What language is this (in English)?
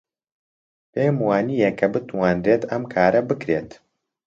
Central Kurdish